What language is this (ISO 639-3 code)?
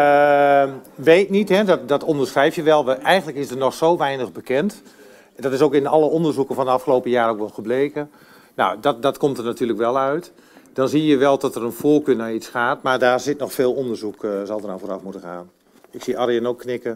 nld